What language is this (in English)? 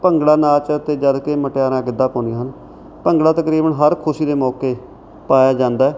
Punjabi